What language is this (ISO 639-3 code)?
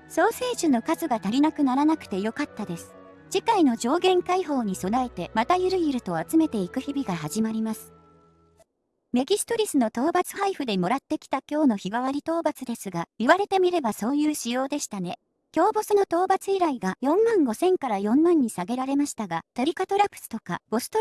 jpn